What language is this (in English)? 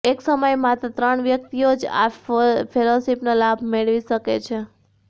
Gujarati